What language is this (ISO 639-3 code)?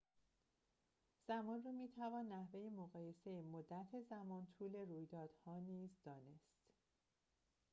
fas